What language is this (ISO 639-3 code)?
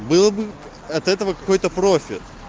rus